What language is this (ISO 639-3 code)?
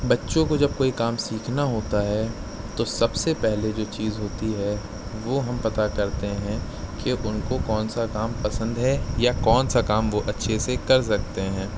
urd